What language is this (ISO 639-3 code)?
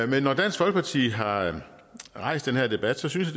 dan